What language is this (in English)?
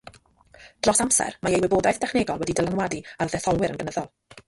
Welsh